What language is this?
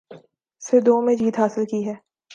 Urdu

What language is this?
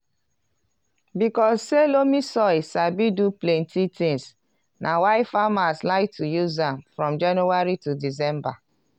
Nigerian Pidgin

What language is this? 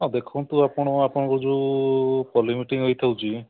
Odia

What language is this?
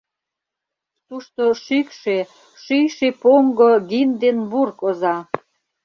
Mari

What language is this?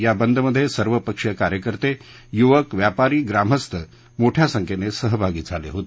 Marathi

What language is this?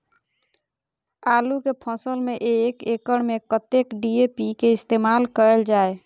Maithili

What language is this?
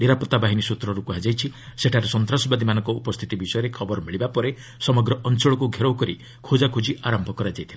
Odia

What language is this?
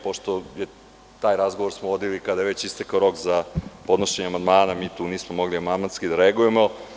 Serbian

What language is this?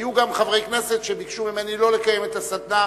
Hebrew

